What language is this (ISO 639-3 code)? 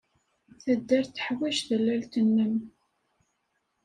kab